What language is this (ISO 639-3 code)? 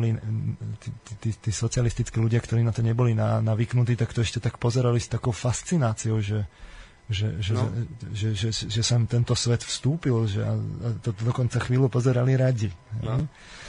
slk